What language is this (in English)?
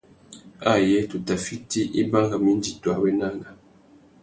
Tuki